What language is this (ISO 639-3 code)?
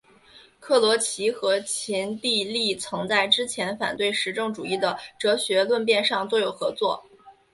zho